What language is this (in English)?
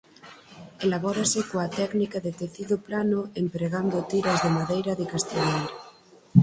Galician